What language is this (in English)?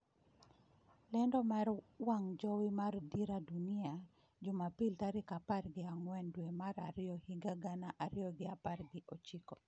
Luo (Kenya and Tanzania)